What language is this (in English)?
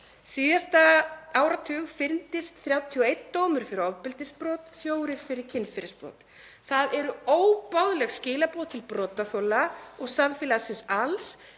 Icelandic